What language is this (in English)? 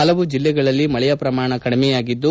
Kannada